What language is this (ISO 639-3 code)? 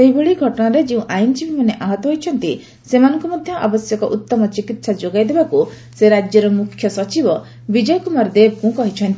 ori